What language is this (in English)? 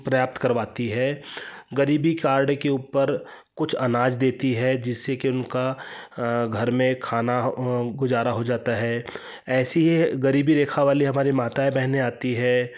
Hindi